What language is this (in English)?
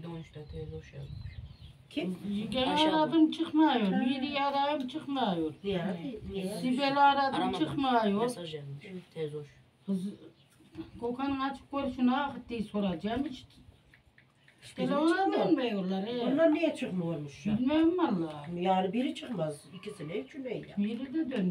Turkish